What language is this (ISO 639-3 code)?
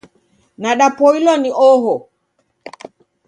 dav